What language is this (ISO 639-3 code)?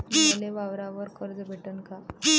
mar